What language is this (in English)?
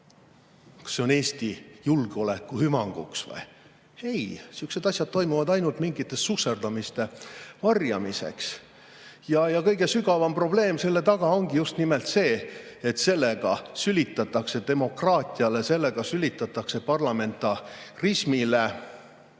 Estonian